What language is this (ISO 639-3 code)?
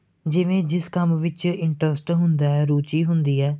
pan